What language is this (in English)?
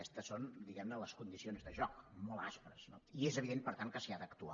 Catalan